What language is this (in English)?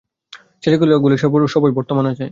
Bangla